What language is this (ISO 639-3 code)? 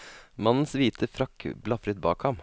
nor